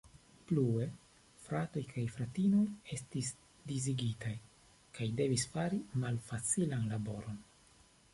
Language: Esperanto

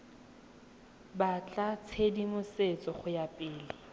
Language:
Tswana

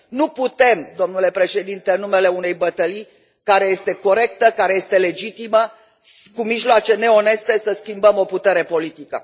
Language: Romanian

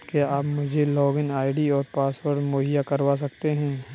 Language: Hindi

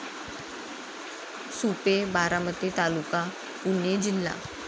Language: Marathi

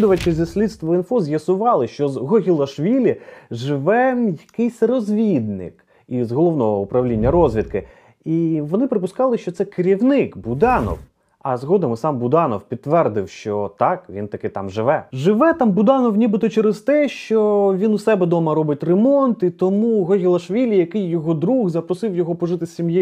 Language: Ukrainian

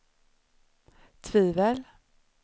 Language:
Swedish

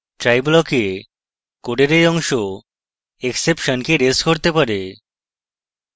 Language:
Bangla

